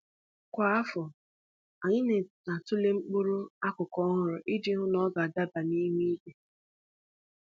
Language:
Igbo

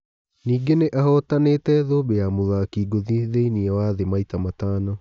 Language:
Kikuyu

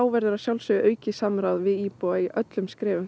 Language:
Icelandic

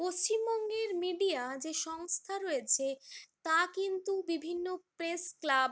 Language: Bangla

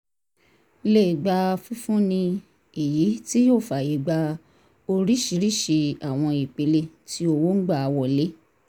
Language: Yoruba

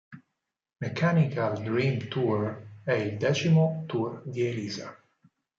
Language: Italian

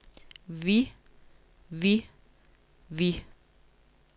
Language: Danish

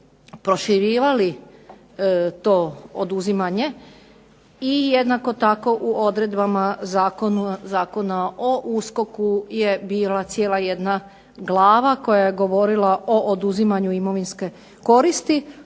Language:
Croatian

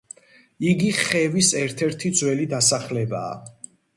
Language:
Georgian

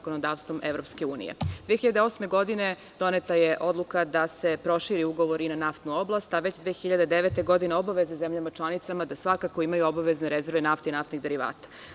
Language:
Serbian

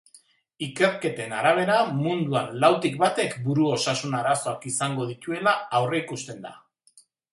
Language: Basque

